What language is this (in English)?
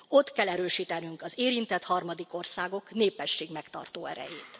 Hungarian